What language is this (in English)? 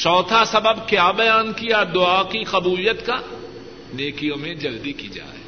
Urdu